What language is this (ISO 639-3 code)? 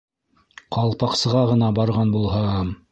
bak